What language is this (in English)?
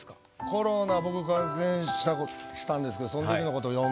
Japanese